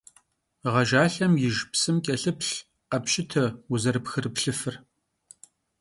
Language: Kabardian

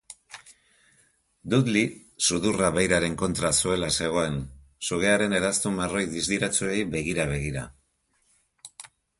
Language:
Basque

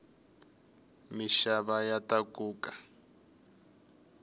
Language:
Tsonga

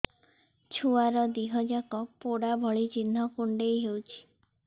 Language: Odia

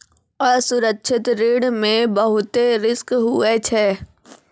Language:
Maithili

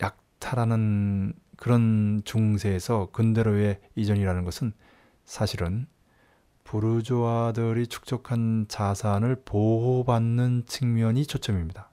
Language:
Korean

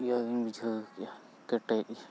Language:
Santali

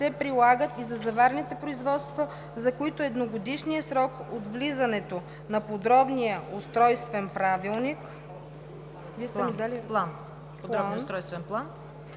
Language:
Bulgarian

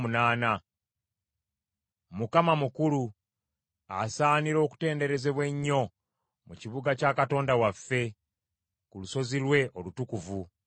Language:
Ganda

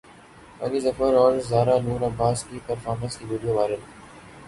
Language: Urdu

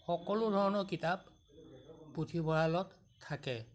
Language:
Assamese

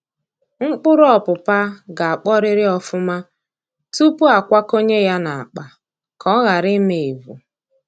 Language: Igbo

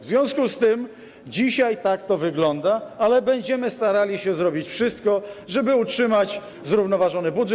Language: Polish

